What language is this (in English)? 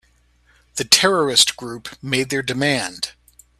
English